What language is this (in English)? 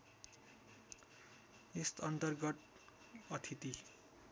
Nepali